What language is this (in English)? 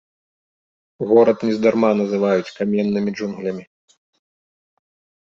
Belarusian